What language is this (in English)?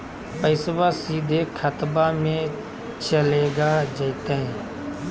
Magahi